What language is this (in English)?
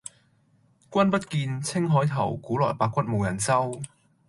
Cantonese